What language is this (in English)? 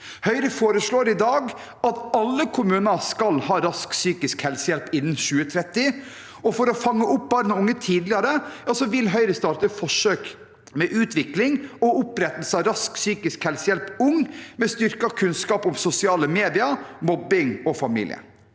Norwegian